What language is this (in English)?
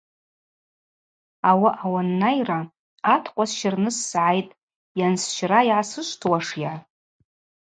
Abaza